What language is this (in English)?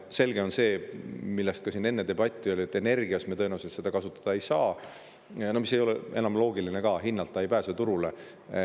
Estonian